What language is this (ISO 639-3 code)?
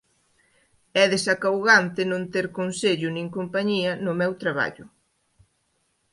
glg